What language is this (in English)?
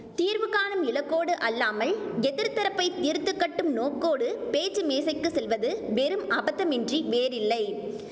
Tamil